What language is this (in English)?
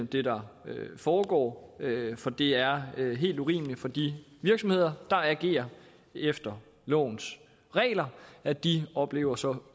Danish